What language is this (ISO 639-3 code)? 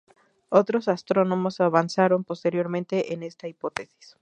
spa